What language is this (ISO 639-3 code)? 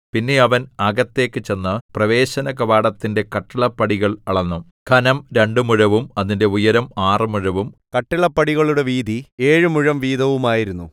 mal